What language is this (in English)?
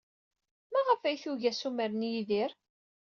Kabyle